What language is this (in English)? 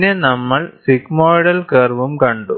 Malayalam